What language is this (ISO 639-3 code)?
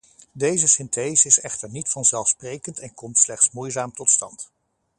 nld